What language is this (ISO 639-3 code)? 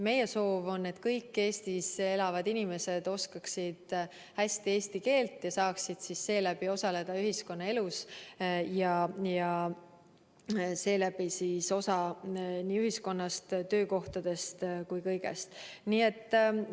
est